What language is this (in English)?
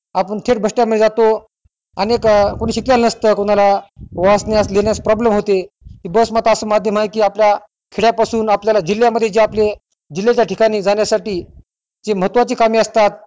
Marathi